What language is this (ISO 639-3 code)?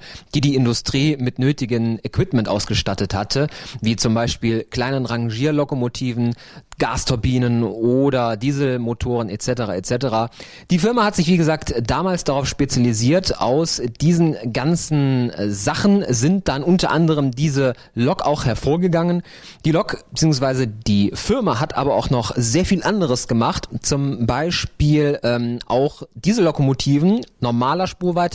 deu